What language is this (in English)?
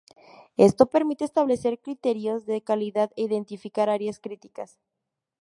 Spanish